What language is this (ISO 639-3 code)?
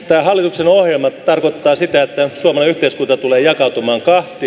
fin